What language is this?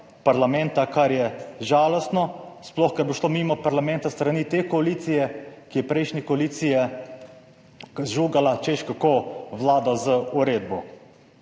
Slovenian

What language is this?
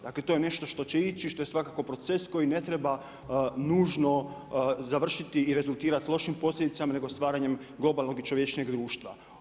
Croatian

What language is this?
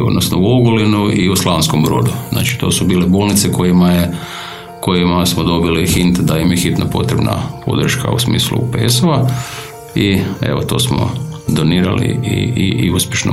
Croatian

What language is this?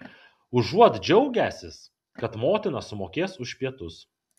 Lithuanian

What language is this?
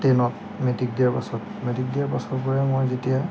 Assamese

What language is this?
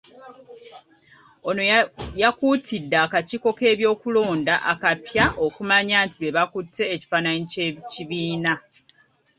Ganda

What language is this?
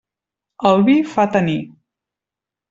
Catalan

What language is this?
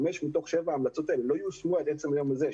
Hebrew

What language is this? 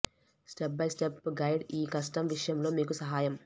Telugu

